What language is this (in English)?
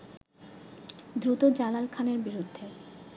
Bangla